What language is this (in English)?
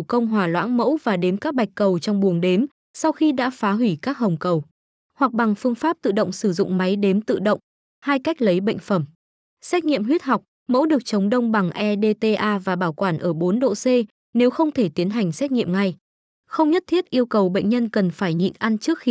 Vietnamese